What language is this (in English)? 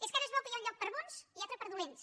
Catalan